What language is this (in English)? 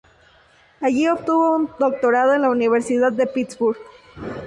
Spanish